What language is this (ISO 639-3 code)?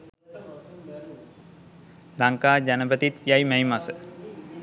sin